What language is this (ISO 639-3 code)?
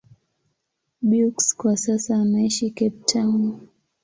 swa